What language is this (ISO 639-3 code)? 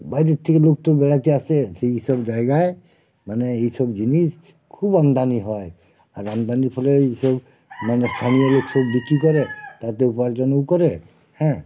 ben